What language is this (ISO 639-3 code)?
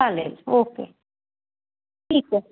mar